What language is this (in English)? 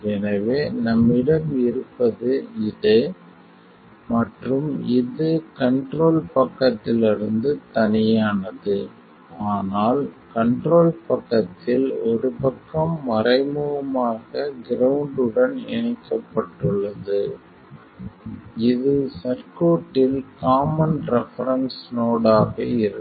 Tamil